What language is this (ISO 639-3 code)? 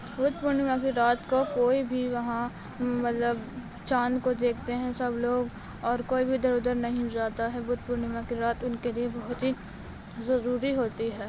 urd